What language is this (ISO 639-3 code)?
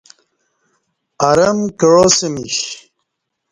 bsh